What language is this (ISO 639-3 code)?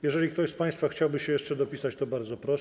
pol